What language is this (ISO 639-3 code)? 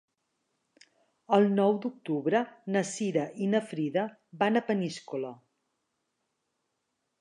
cat